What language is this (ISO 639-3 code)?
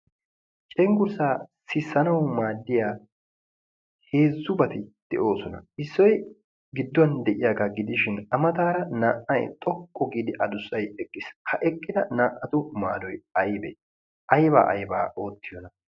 wal